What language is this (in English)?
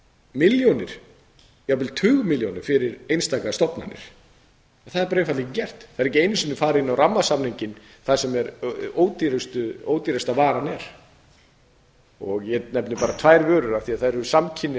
Icelandic